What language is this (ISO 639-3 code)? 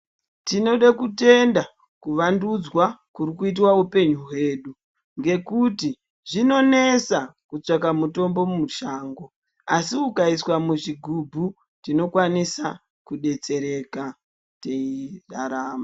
ndc